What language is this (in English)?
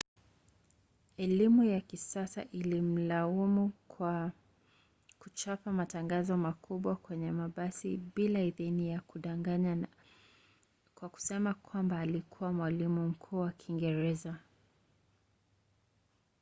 Swahili